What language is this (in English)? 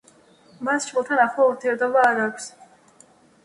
Georgian